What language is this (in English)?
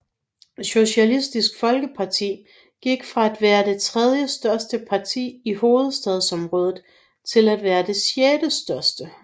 Danish